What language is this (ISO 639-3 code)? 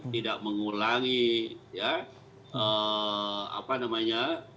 ind